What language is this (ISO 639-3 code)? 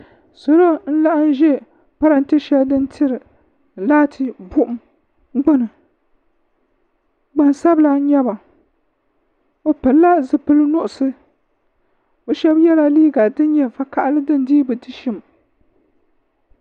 dag